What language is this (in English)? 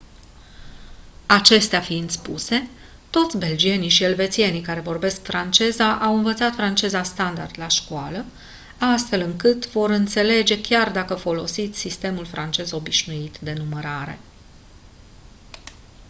Romanian